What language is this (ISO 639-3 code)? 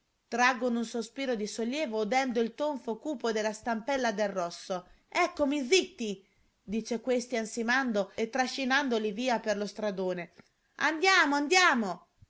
ita